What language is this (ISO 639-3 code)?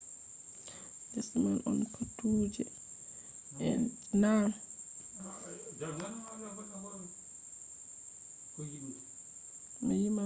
ful